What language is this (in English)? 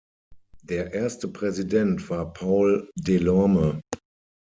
German